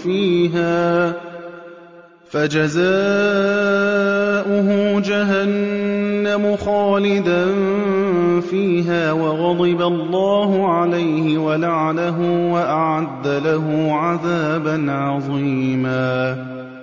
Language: Arabic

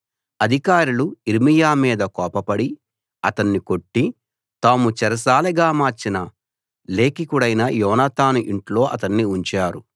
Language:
Telugu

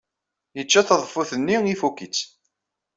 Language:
Kabyle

